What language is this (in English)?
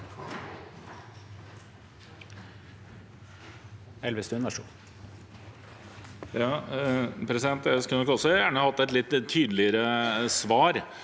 Norwegian